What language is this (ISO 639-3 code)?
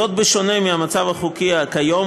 heb